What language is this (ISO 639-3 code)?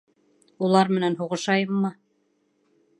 bak